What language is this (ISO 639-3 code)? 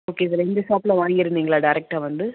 tam